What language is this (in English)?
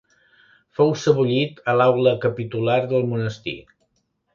Catalan